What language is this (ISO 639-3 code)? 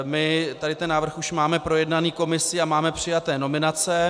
ces